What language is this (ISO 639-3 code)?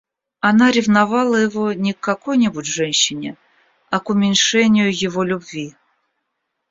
rus